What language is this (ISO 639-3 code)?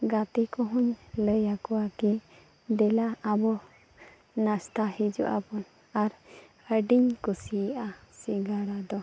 sat